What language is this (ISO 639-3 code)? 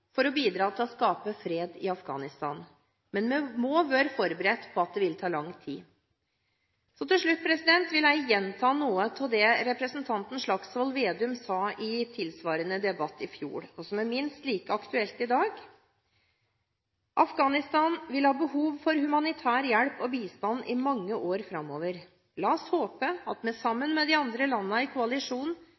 nob